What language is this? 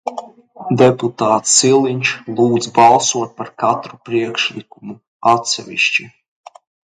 Latvian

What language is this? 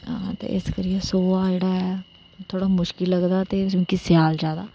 Dogri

